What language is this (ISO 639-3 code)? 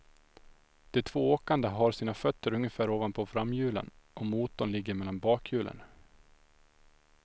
swe